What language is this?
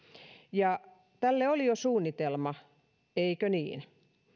Finnish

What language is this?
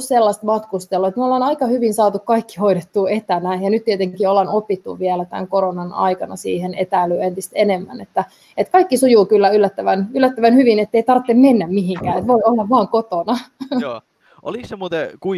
Finnish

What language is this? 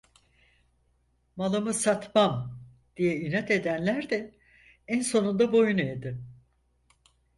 Turkish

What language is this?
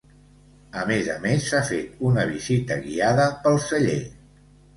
Catalan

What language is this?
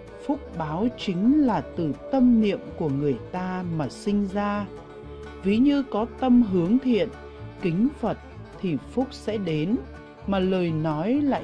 Vietnamese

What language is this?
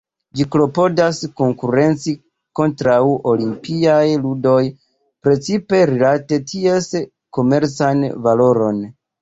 Esperanto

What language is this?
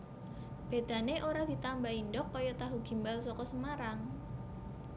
Javanese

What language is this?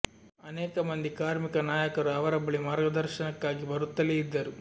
Kannada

